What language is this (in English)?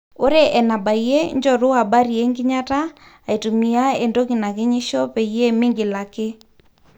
Masai